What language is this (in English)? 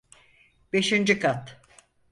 Turkish